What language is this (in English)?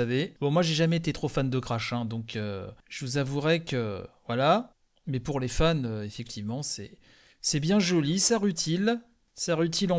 French